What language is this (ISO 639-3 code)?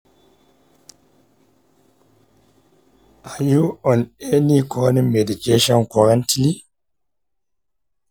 hau